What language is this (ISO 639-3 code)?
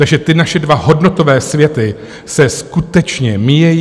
ces